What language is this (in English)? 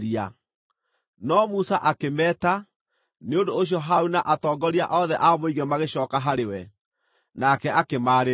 Kikuyu